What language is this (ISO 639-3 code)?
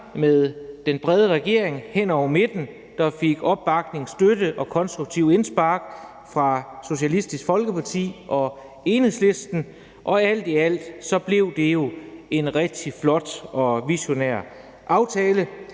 dan